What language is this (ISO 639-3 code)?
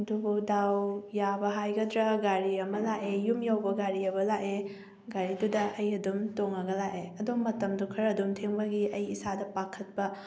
mni